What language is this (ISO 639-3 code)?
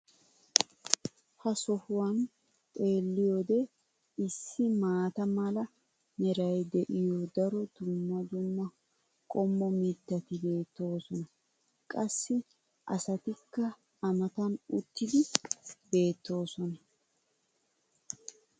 wal